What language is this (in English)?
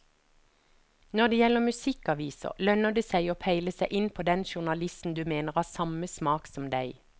Norwegian